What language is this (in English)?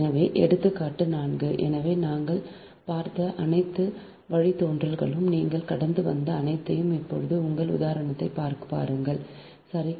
Tamil